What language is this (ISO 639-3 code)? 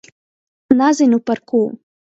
ltg